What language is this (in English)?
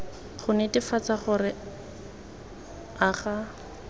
Tswana